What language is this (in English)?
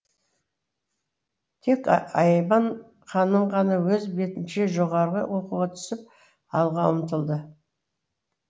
Kazakh